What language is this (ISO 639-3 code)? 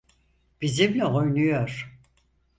tur